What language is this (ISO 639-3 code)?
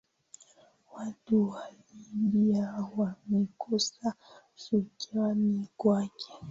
swa